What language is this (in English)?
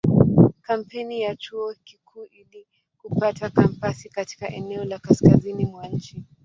Swahili